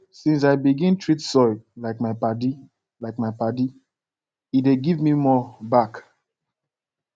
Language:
Nigerian Pidgin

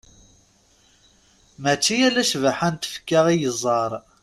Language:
Kabyle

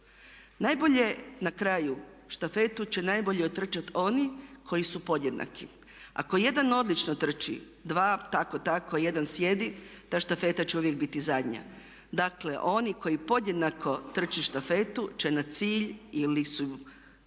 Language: Croatian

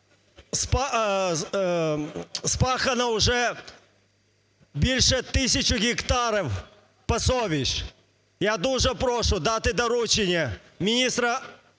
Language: Ukrainian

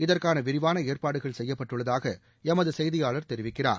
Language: Tamil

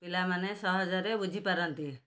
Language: Odia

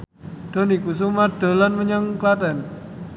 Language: Javanese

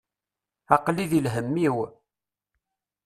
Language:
Kabyle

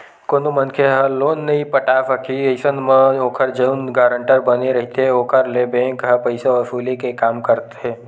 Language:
Chhattisgarhi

